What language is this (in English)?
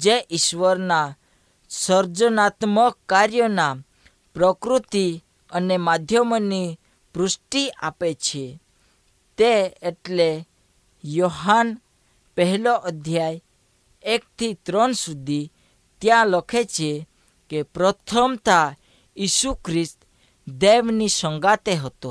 Hindi